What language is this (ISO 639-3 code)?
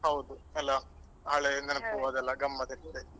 kan